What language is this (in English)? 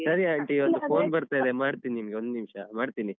Kannada